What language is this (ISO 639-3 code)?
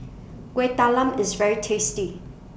eng